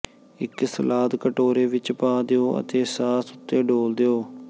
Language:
Punjabi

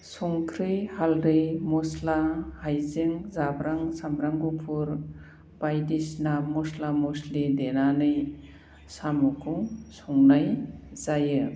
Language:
Bodo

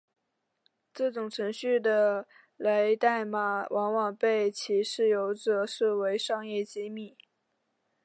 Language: Chinese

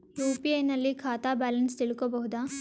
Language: Kannada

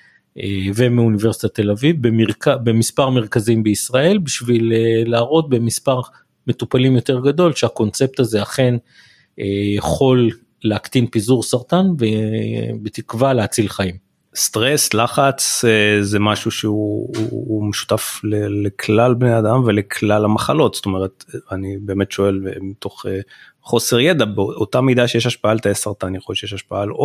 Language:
Hebrew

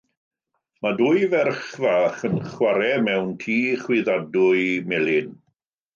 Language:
Welsh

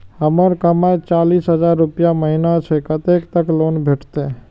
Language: Maithili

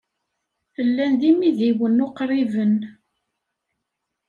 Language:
Kabyle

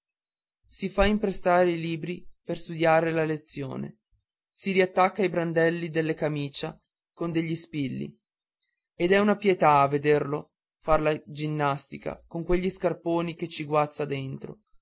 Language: Italian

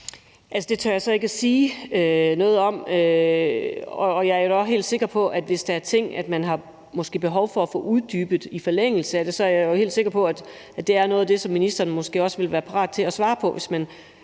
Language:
Danish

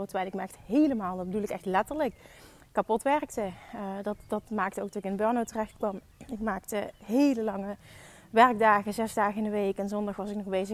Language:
Dutch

